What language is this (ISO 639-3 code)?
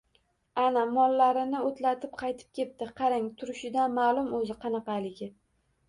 uzb